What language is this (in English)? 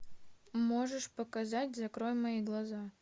Russian